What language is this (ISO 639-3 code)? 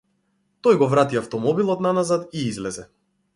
mkd